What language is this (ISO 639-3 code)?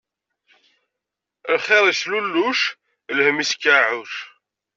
kab